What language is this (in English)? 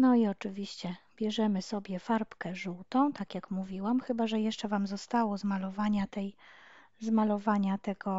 Polish